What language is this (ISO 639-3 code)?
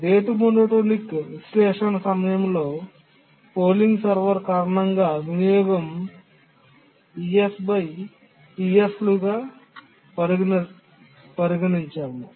tel